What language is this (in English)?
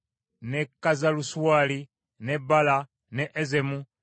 Ganda